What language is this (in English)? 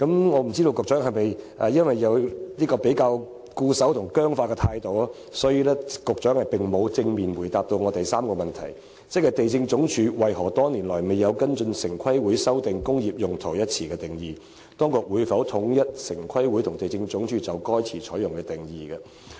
Cantonese